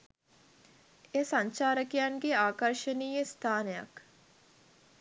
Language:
Sinhala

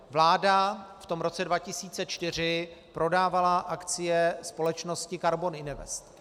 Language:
Czech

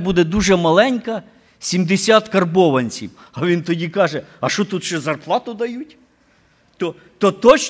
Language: Ukrainian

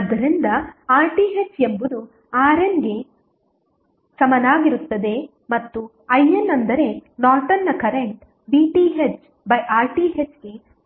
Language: Kannada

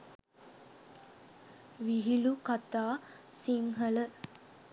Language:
Sinhala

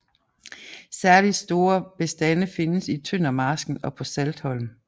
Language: Danish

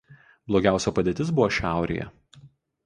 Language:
Lithuanian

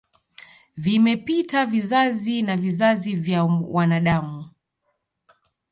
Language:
Swahili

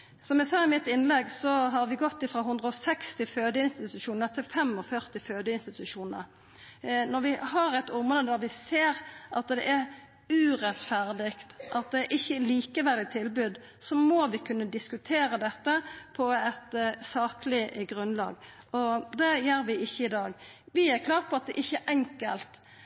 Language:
Norwegian Nynorsk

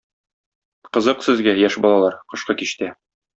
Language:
Tatar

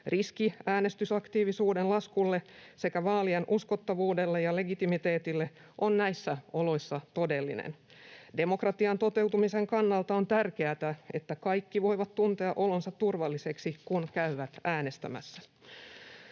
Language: Finnish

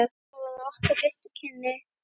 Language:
Icelandic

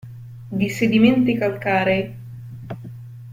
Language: Italian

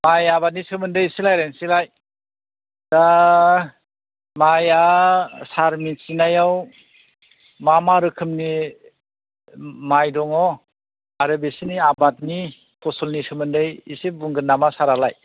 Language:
Bodo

